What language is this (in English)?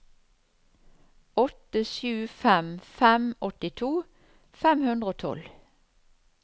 Norwegian